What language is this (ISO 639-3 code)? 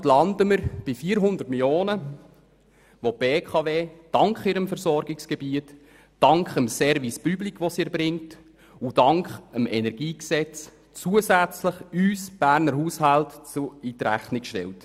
gsw